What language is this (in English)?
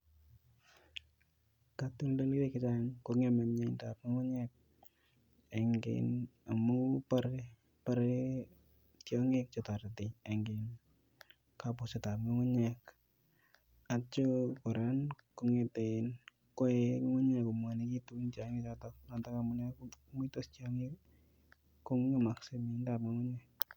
Kalenjin